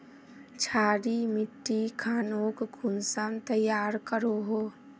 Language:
Magahi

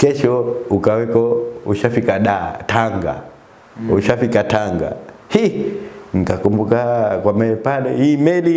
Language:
Indonesian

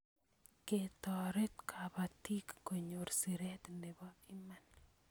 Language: Kalenjin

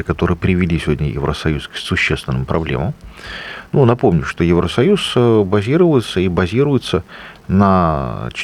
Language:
Russian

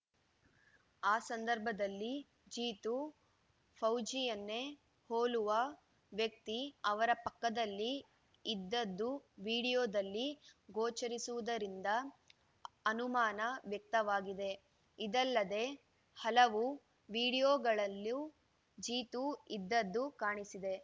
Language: Kannada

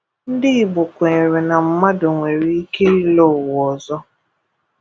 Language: Igbo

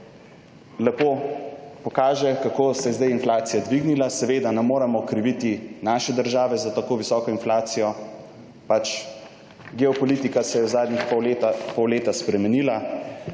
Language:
Slovenian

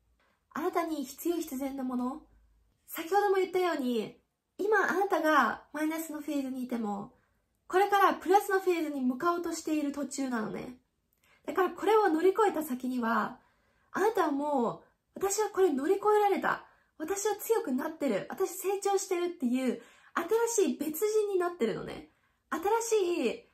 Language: Japanese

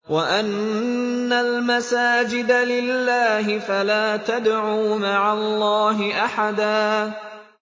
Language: Arabic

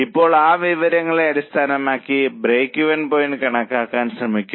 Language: Malayalam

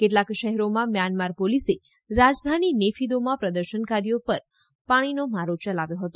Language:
Gujarati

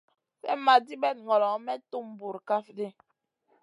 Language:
Masana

